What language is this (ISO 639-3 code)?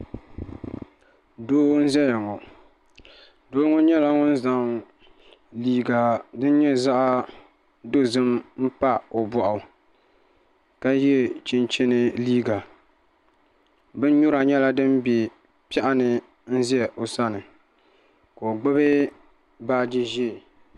dag